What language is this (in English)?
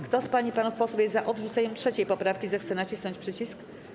Polish